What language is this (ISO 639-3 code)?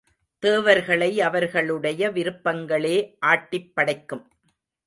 tam